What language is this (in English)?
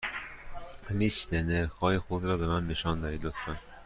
Persian